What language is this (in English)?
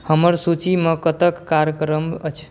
Maithili